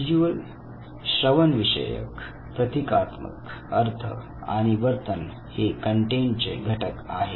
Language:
Marathi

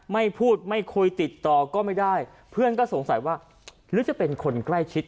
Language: Thai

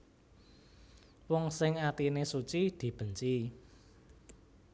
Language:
Javanese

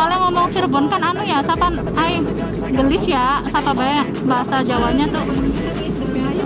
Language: Indonesian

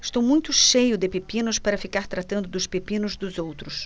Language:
Portuguese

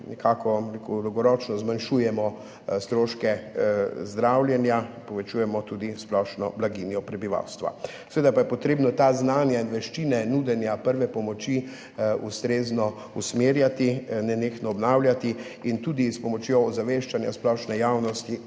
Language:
Slovenian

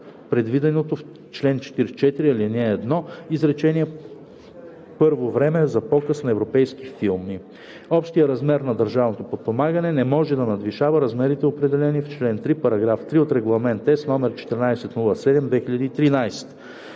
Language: Bulgarian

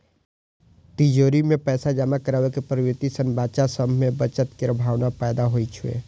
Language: Maithili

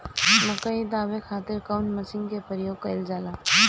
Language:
Bhojpuri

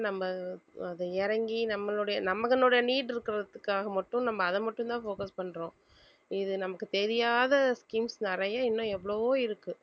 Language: Tamil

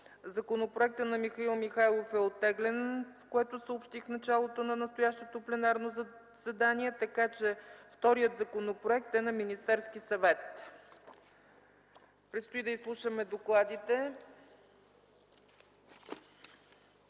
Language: Bulgarian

